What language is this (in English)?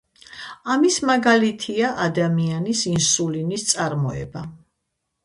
Georgian